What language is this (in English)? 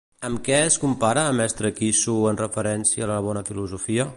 Catalan